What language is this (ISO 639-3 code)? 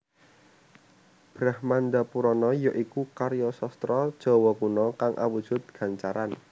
jav